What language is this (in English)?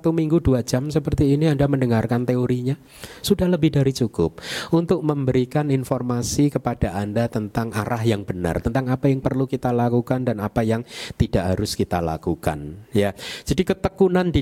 Indonesian